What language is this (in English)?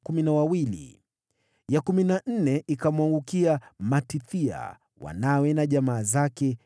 Swahili